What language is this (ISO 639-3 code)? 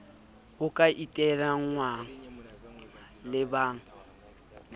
sot